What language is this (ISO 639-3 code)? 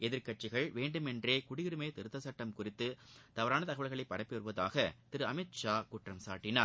tam